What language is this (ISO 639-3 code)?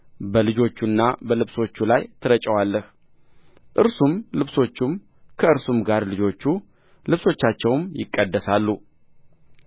amh